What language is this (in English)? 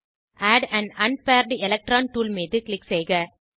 Tamil